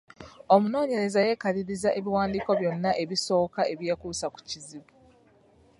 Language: Ganda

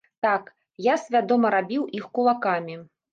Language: Belarusian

